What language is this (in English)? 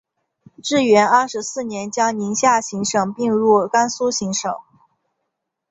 Chinese